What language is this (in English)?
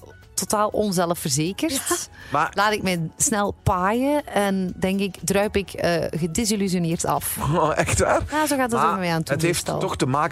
Dutch